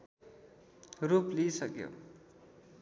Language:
Nepali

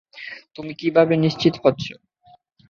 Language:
Bangla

